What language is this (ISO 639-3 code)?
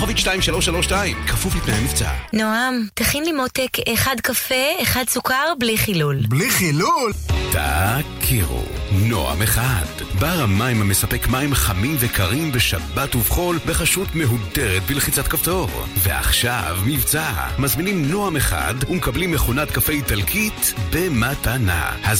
heb